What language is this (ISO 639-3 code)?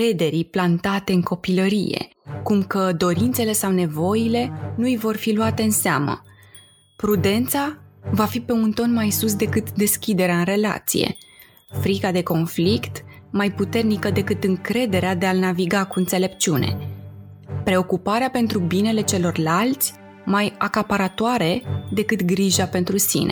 ron